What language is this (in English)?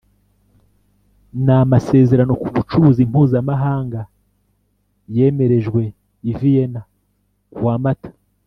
Kinyarwanda